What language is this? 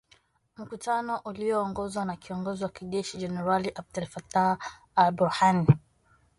Swahili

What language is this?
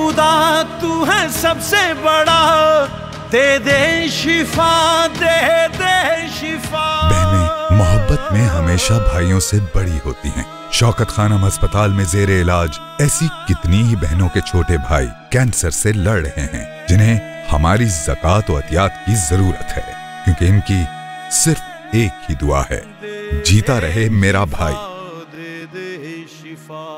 Hindi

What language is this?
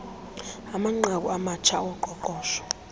Xhosa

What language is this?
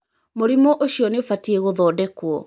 Kikuyu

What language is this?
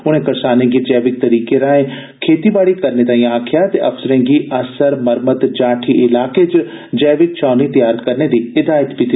Dogri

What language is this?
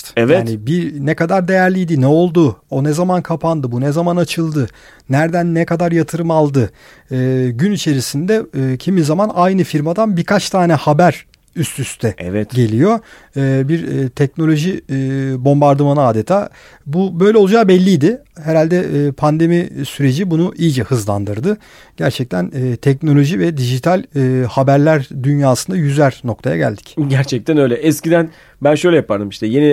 Turkish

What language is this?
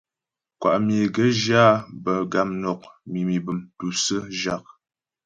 Ghomala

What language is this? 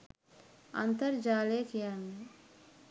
Sinhala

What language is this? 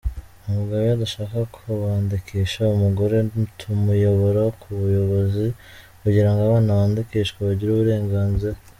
Kinyarwanda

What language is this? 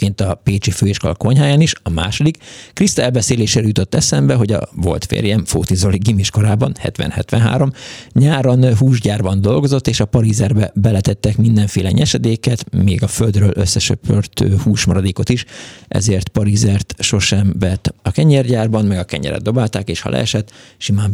Hungarian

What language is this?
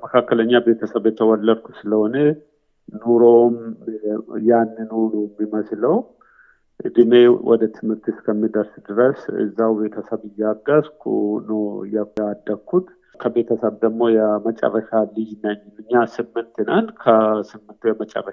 Amharic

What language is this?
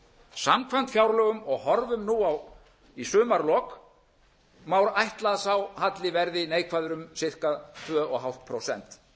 Icelandic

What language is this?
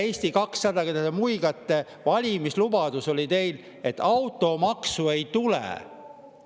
Estonian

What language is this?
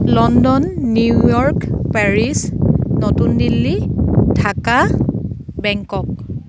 Assamese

